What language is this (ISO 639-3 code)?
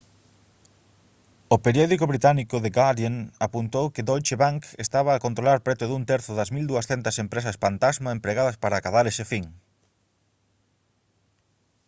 glg